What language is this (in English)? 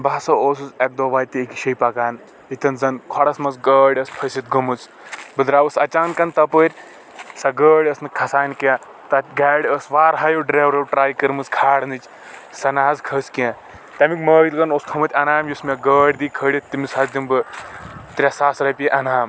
Kashmiri